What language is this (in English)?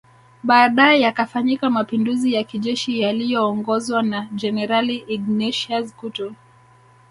Swahili